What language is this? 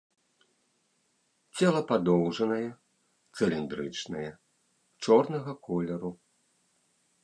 Belarusian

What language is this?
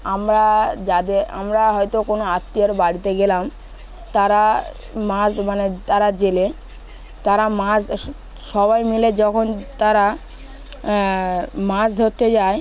Bangla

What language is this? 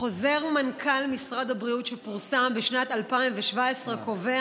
Hebrew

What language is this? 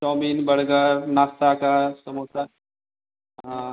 Hindi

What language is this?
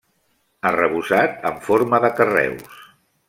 Catalan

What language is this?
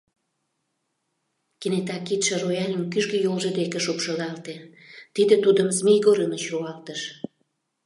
Mari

